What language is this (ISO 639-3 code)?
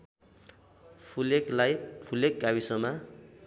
nep